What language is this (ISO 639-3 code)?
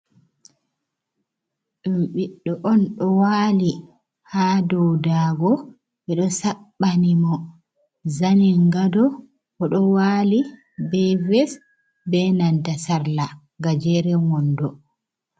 ful